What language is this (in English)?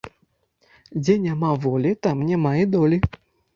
Belarusian